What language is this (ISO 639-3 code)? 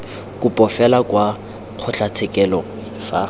tsn